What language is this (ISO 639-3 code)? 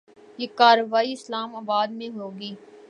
urd